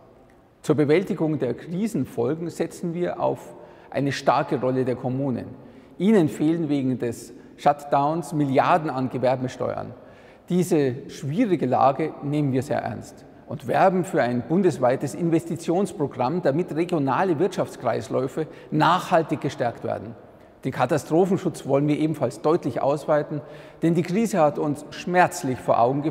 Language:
German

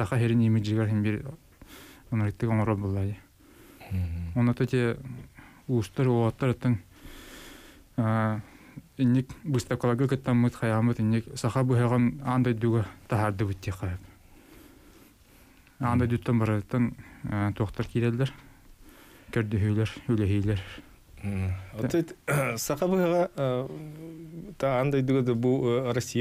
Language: Turkish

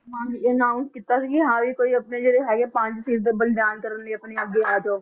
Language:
Punjabi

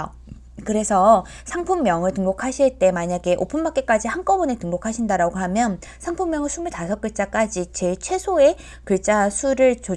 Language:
Korean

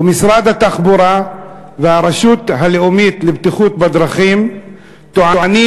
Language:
Hebrew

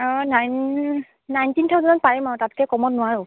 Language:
Assamese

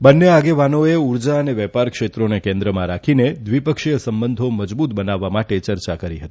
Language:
Gujarati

